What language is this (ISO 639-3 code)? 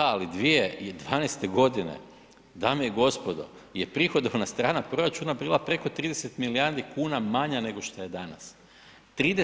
hrv